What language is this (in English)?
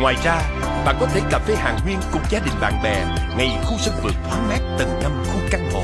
Vietnamese